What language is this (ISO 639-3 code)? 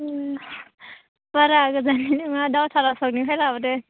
brx